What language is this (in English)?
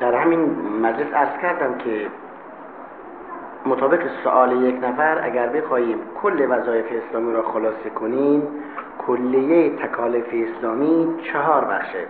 Persian